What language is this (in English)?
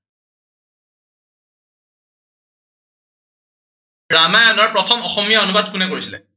Assamese